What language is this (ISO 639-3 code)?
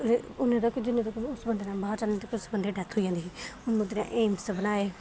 doi